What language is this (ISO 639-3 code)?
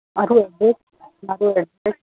guj